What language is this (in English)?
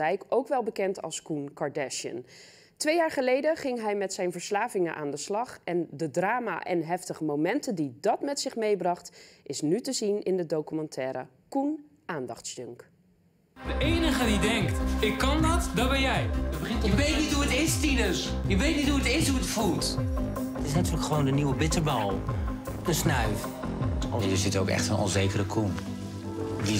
Dutch